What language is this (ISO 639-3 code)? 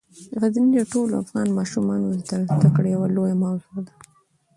pus